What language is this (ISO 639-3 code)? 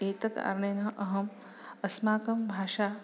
san